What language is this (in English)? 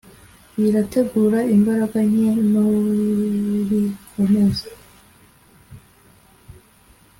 Kinyarwanda